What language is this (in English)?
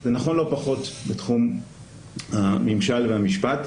Hebrew